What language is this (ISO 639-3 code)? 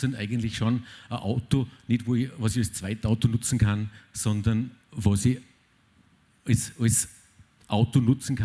deu